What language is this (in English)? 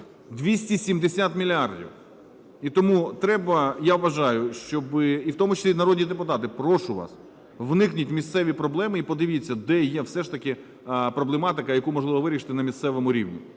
Ukrainian